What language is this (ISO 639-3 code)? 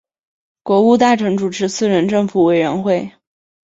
zho